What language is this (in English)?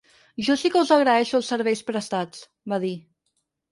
Catalan